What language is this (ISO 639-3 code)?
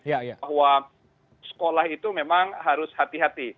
ind